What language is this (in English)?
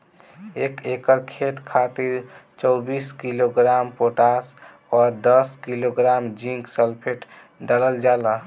Bhojpuri